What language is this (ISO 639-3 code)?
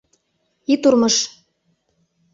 chm